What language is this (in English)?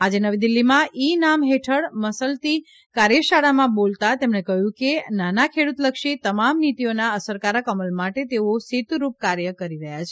Gujarati